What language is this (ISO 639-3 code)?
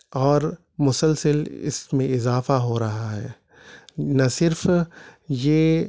urd